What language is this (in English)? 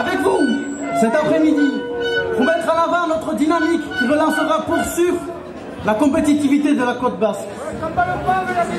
French